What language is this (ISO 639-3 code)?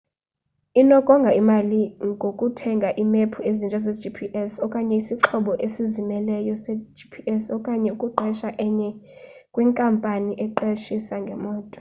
xho